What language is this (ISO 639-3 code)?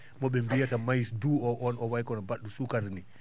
ful